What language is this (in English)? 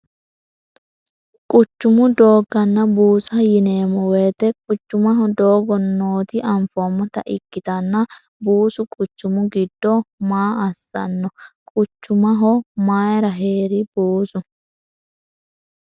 Sidamo